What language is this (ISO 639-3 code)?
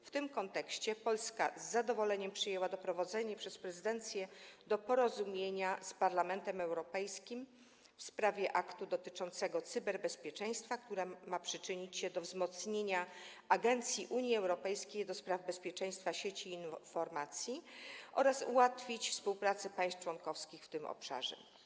pol